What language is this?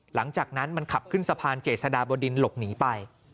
Thai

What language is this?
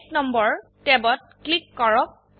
Assamese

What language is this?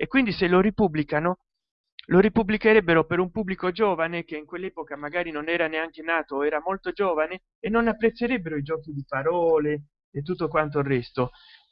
Italian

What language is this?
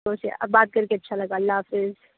Urdu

